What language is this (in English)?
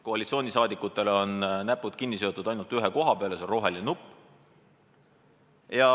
Estonian